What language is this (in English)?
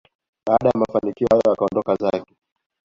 Swahili